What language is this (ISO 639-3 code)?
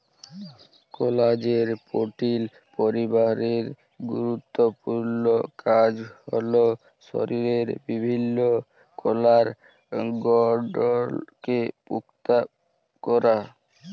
ben